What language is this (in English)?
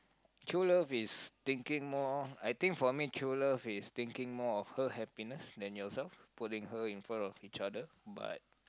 English